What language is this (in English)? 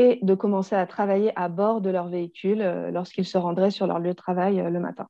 French